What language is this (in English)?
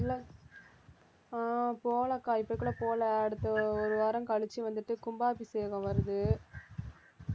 Tamil